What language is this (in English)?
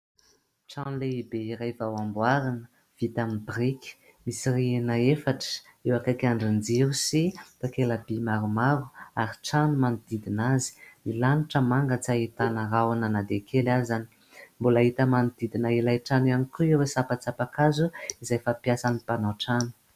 Malagasy